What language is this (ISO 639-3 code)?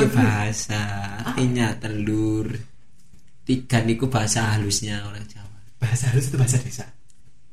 ind